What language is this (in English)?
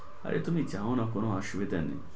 Bangla